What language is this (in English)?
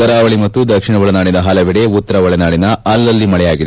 Kannada